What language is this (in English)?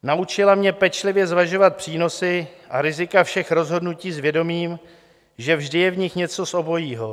Czech